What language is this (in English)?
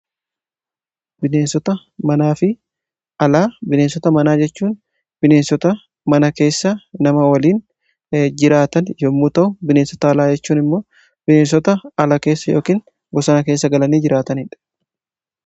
Oromo